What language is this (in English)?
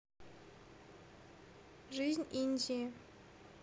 Russian